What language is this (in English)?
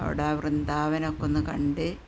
Malayalam